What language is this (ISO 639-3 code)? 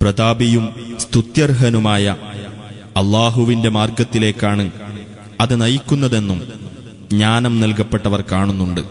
mal